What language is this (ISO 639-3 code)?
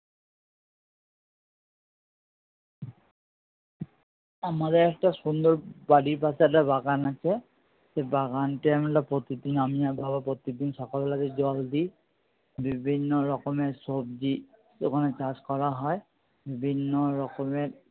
ben